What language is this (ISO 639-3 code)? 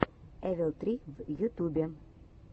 rus